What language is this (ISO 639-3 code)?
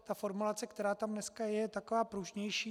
ces